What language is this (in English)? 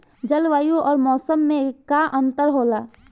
Bhojpuri